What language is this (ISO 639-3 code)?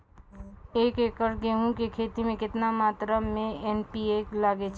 mai